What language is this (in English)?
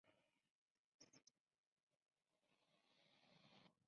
Spanish